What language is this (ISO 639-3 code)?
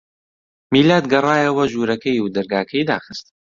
ckb